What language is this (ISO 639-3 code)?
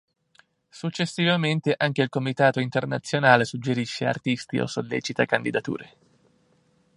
ita